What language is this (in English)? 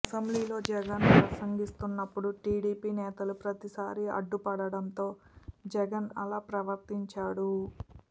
Telugu